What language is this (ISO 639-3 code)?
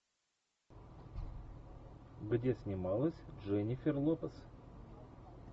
rus